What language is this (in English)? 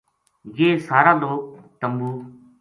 Gujari